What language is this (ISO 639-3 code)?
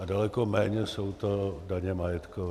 ces